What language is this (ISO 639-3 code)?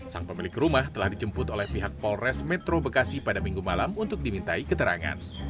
ind